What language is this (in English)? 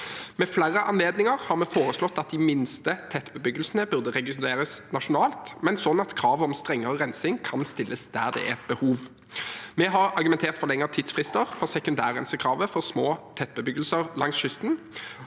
Norwegian